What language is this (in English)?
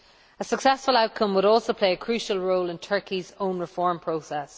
English